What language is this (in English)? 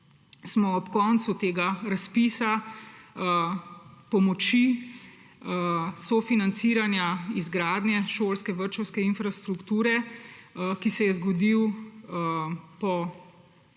Slovenian